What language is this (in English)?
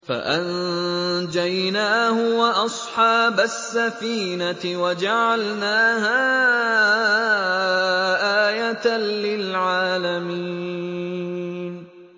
Arabic